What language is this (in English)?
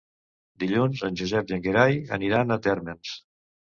Catalan